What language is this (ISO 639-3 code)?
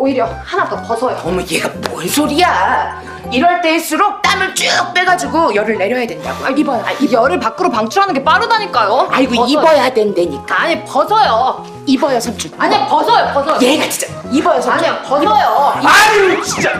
kor